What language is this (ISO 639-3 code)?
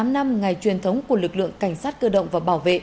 vie